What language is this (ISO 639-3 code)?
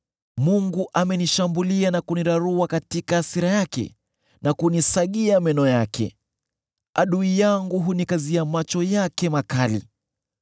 swa